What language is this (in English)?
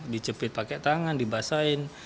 Indonesian